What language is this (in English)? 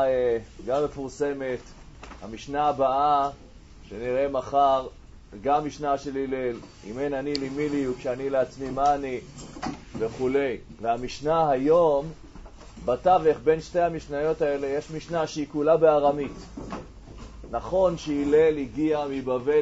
Hebrew